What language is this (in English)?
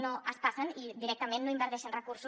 Catalan